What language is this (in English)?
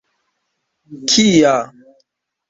Esperanto